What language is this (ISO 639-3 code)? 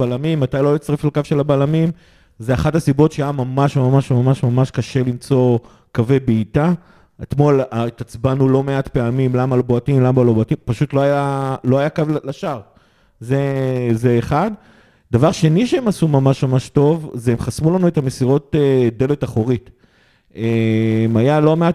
heb